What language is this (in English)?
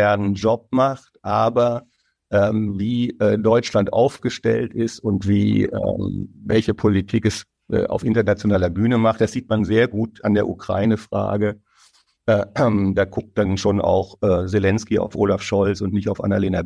German